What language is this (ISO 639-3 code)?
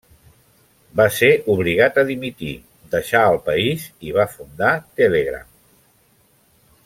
cat